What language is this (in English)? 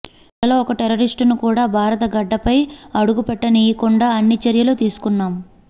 Telugu